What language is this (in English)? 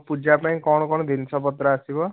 Odia